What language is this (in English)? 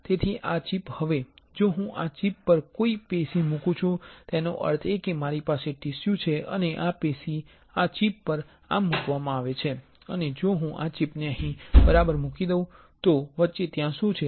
Gujarati